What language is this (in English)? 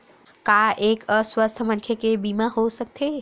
Chhattisgarhi